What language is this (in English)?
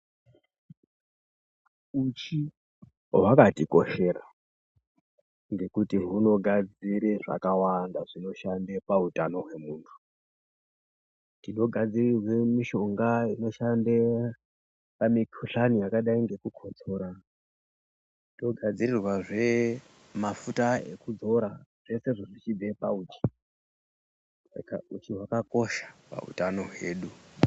Ndau